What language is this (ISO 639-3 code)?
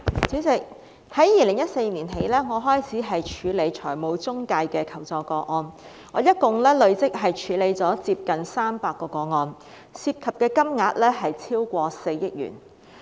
yue